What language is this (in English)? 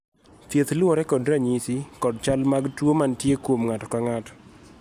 Luo (Kenya and Tanzania)